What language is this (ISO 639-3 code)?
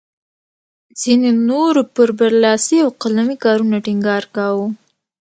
pus